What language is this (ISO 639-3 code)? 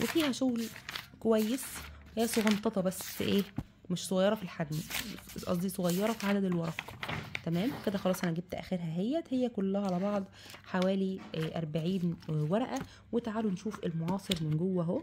ara